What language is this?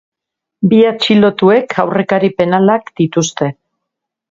Basque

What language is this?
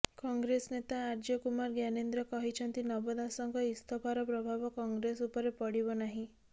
Odia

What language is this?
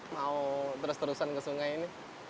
Indonesian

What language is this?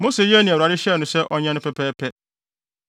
Akan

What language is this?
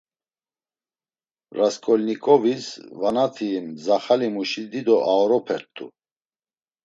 Laz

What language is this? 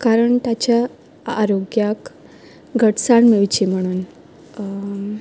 Konkani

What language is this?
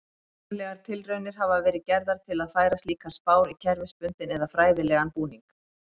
Icelandic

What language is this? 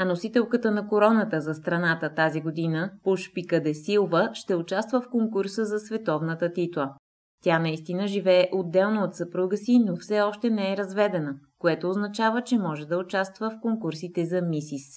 Bulgarian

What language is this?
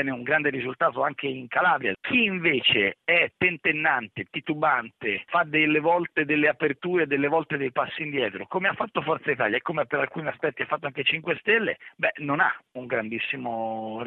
Italian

